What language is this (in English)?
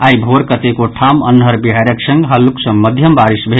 Maithili